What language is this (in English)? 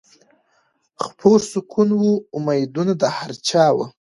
Pashto